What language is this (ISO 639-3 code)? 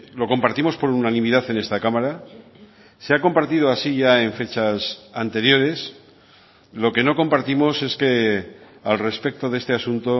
spa